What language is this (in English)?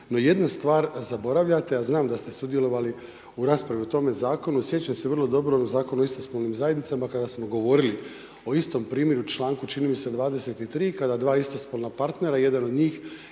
Croatian